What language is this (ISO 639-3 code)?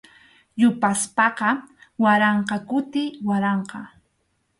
qxu